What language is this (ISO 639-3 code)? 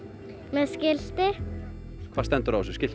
isl